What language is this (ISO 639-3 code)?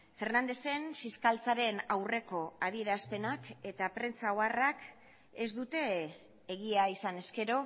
eus